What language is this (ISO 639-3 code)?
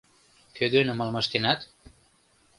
chm